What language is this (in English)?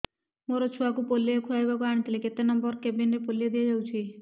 Odia